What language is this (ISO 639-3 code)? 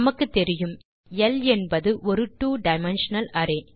tam